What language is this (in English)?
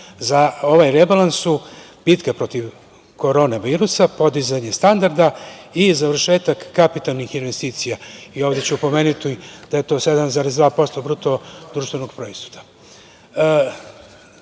Serbian